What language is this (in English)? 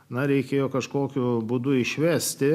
Lithuanian